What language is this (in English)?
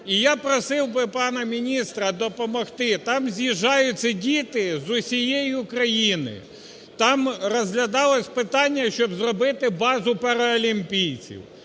Ukrainian